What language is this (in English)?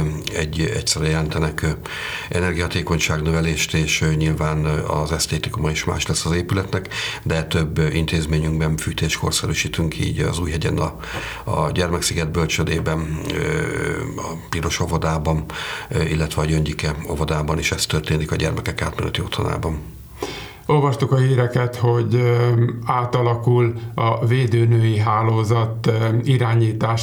Hungarian